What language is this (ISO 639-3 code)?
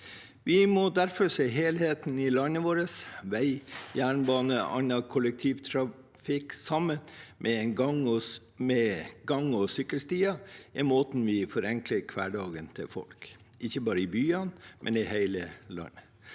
nor